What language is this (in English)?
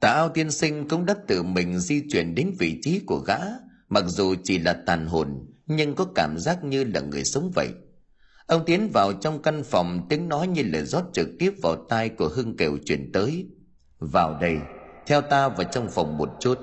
Vietnamese